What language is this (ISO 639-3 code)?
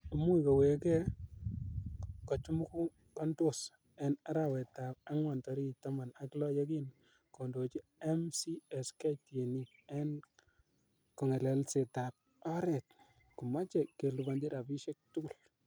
kln